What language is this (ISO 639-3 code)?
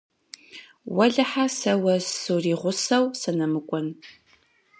kbd